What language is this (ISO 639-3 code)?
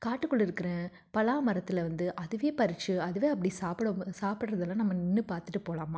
tam